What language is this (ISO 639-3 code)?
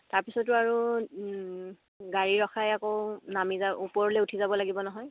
asm